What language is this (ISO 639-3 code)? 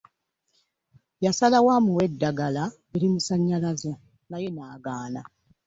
lug